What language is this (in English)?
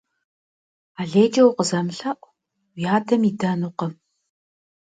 Kabardian